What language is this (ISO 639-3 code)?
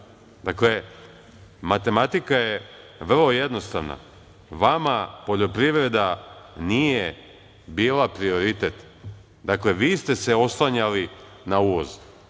srp